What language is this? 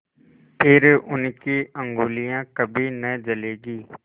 Hindi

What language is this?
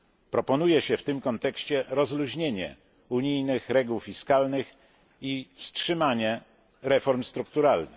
Polish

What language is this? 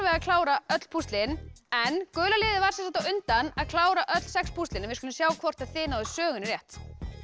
Icelandic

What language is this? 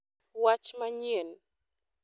Luo (Kenya and Tanzania)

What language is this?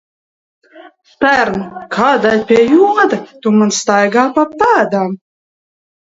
Latvian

